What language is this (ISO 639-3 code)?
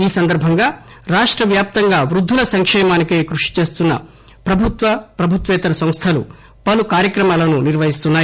tel